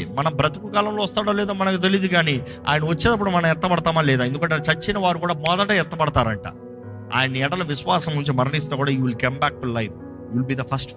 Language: Telugu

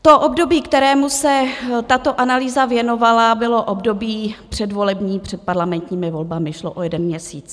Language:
Czech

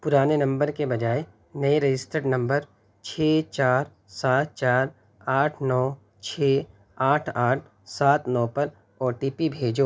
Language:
Urdu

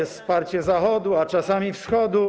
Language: Polish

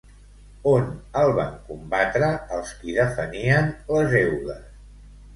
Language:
Catalan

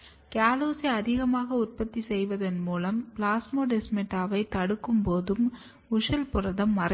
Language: Tamil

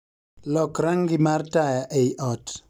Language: Luo (Kenya and Tanzania)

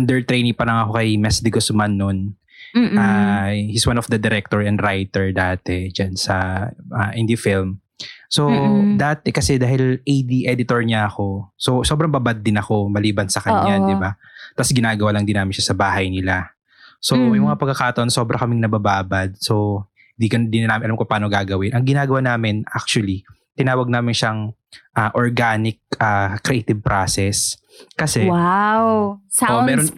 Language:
Filipino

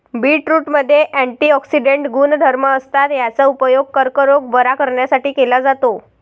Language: Marathi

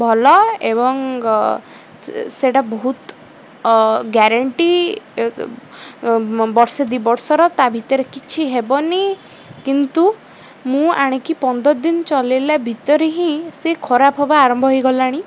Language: Odia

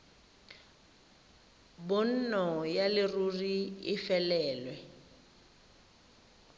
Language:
Tswana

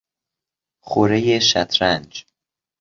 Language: Persian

